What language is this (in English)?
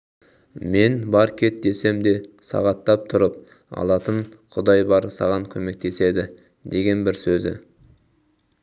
Kazakh